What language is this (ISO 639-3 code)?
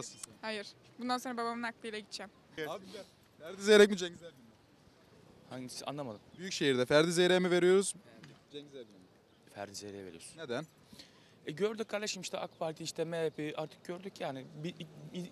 tur